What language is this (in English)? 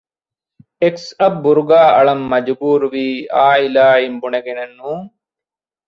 Divehi